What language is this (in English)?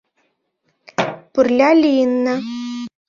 Mari